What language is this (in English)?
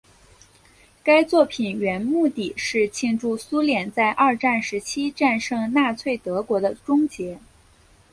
Chinese